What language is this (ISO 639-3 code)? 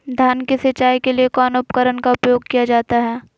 mag